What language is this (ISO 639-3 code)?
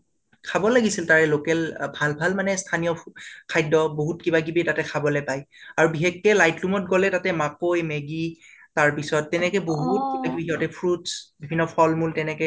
asm